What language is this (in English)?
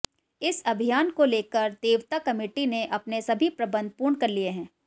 Hindi